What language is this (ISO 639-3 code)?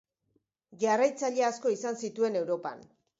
eus